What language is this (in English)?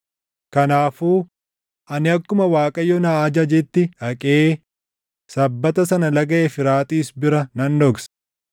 Oromo